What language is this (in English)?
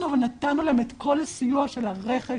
Hebrew